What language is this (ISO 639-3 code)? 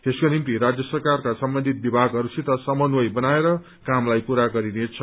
nep